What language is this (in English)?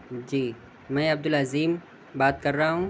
Urdu